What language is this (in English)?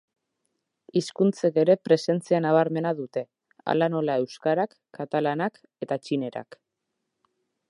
Basque